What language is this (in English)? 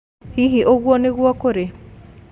Kikuyu